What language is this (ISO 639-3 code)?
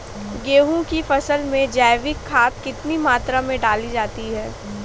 hin